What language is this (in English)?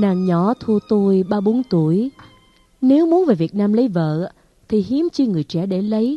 Vietnamese